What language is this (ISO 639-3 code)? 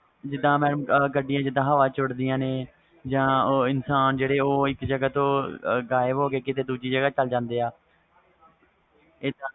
pan